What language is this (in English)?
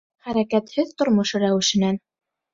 Bashkir